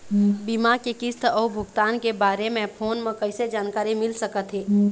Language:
Chhattisgarhi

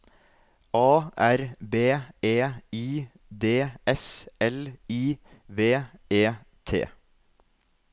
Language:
Norwegian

